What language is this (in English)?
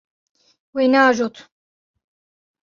Kurdish